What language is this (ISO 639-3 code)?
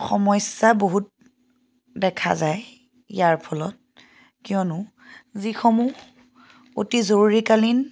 asm